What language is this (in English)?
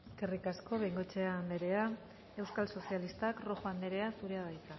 Basque